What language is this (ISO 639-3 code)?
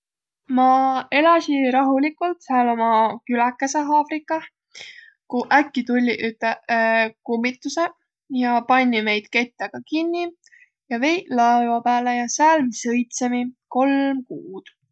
vro